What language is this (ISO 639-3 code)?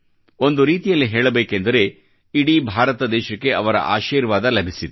kan